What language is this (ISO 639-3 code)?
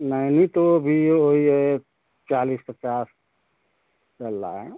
hin